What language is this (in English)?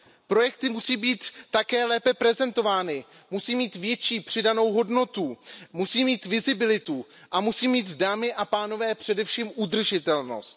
Czech